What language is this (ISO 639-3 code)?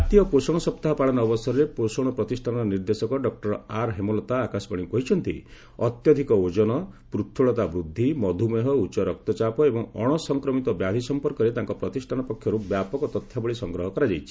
ori